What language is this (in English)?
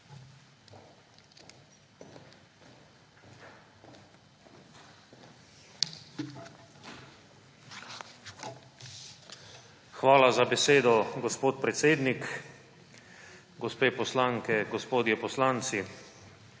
Slovenian